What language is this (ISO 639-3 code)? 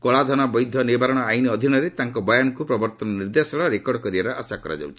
ori